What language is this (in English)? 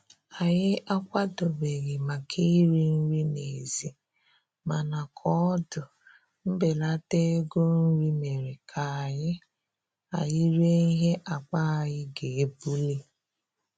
Igbo